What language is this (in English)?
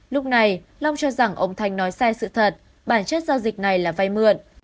Vietnamese